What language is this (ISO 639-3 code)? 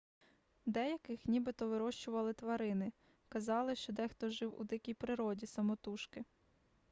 ukr